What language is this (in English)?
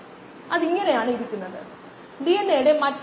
Malayalam